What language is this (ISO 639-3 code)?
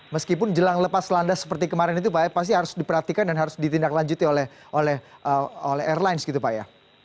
ind